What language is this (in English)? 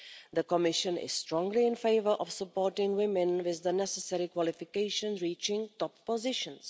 English